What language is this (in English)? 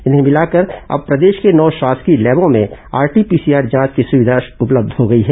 Hindi